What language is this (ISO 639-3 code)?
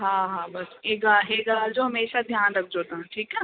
snd